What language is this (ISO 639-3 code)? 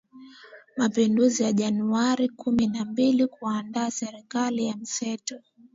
swa